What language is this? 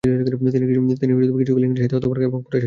Bangla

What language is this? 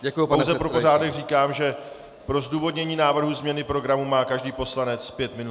Czech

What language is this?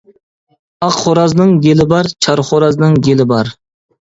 Uyghur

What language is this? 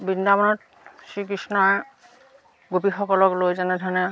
Assamese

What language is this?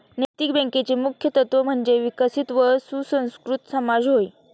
Marathi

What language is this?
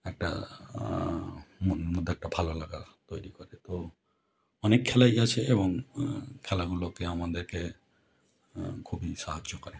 Bangla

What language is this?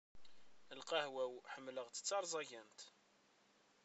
Kabyle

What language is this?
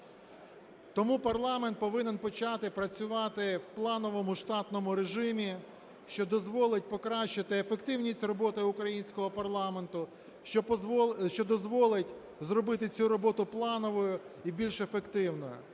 Ukrainian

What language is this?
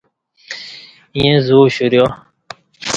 Kati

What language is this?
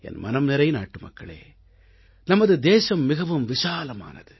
Tamil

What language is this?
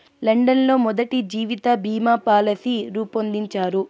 Telugu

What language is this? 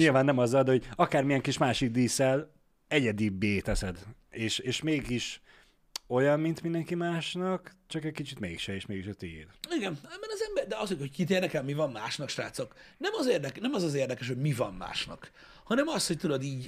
Hungarian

